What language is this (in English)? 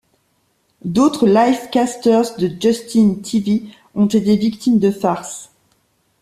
French